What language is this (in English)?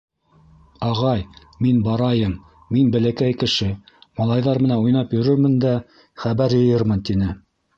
Bashkir